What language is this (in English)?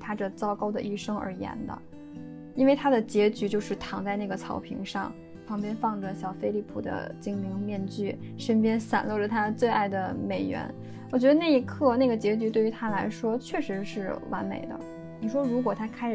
Chinese